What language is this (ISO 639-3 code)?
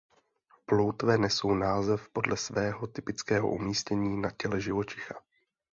ces